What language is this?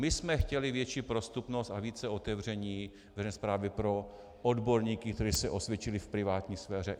Czech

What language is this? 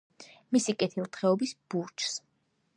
Georgian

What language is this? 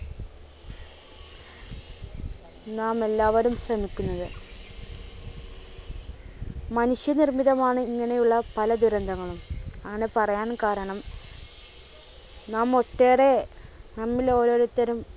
Malayalam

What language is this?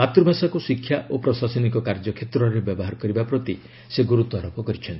Odia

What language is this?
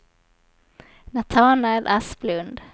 Swedish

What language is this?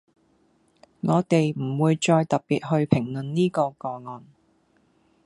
Cantonese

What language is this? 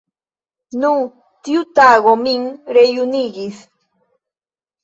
Esperanto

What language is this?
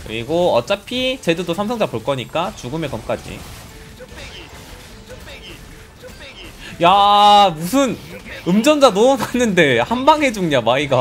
Korean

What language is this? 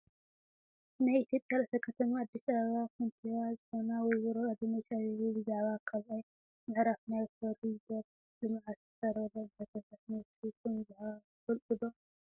Tigrinya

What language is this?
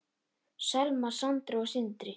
Icelandic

